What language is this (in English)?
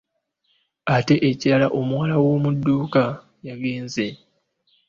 Ganda